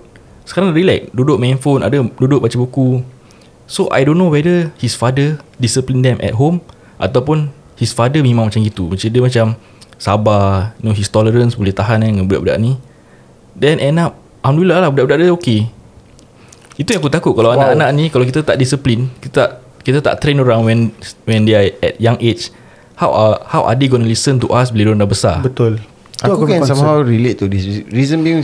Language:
Malay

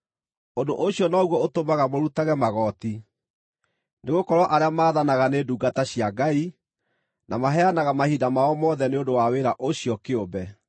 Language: Kikuyu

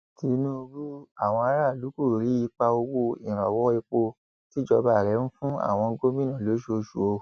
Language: Yoruba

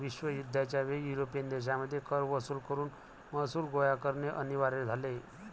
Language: Marathi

